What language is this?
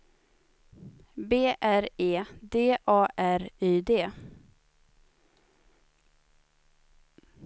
Swedish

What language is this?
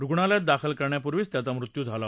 Marathi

